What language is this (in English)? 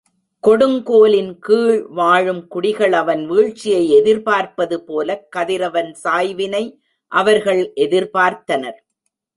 Tamil